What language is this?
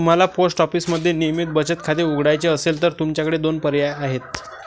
Marathi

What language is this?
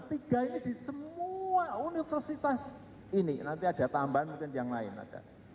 Indonesian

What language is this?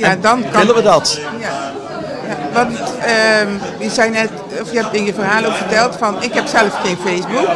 Dutch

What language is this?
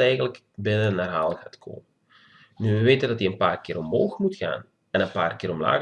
Dutch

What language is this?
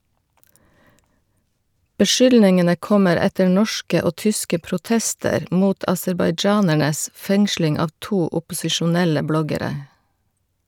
Norwegian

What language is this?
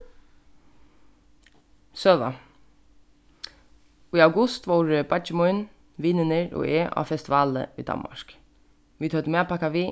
Faroese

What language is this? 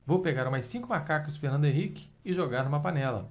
Portuguese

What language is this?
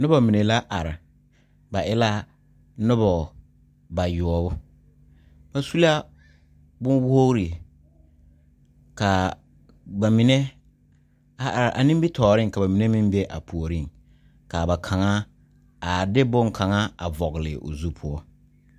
Southern Dagaare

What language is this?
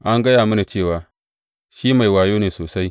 Hausa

